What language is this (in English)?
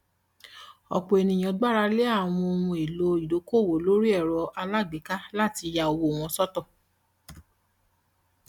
Yoruba